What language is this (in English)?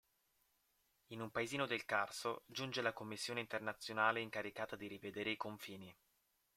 Italian